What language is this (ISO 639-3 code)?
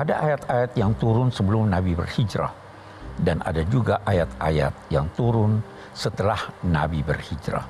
ind